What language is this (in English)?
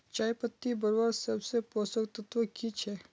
Magahi